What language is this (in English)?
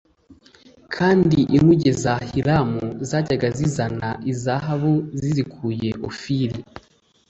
Kinyarwanda